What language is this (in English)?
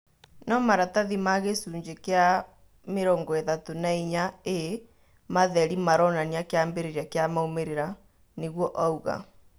Kikuyu